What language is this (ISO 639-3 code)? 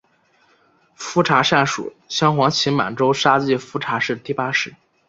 zho